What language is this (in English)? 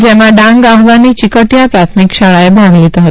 Gujarati